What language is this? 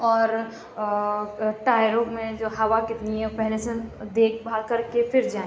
Urdu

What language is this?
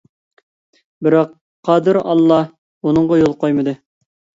Uyghur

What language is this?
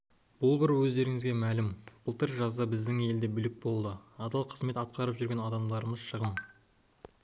Kazakh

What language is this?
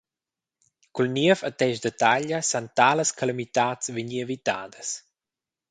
Romansh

